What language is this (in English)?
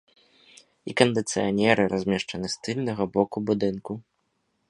Belarusian